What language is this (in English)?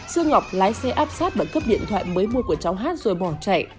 Vietnamese